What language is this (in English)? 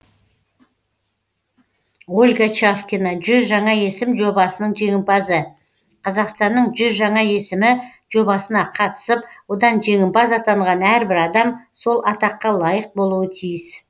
Kazakh